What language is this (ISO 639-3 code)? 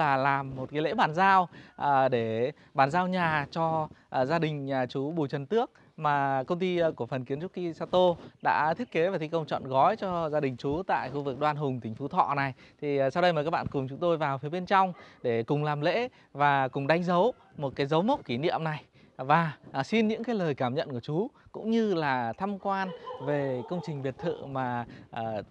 vie